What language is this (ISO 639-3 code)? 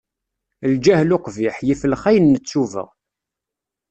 kab